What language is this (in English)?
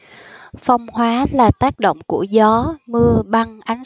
Vietnamese